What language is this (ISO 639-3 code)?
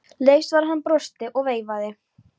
isl